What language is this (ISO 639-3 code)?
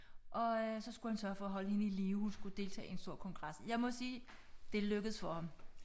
dan